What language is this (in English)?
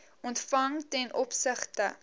Afrikaans